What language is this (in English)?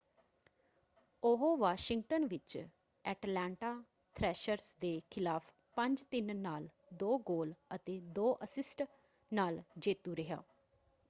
Punjabi